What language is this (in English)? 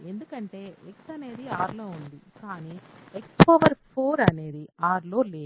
Telugu